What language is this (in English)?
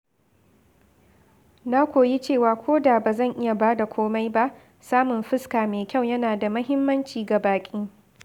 Hausa